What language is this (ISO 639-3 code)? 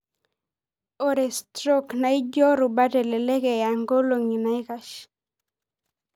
mas